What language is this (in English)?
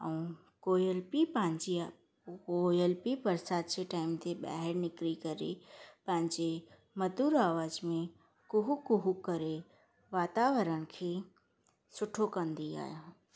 Sindhi